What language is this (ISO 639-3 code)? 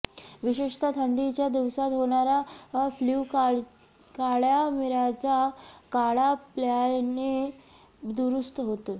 mar